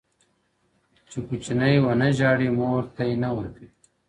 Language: Pashto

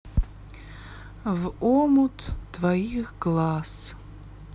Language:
Russian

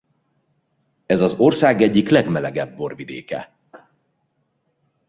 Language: Hungarian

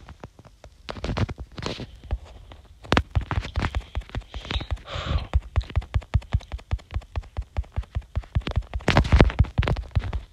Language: German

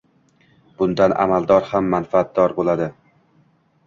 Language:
Uzbek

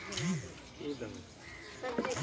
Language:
Maithili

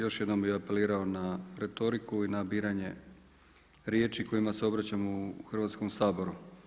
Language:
Croatian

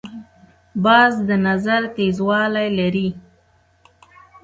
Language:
Pashto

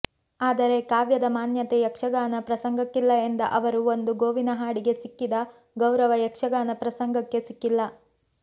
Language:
Kannada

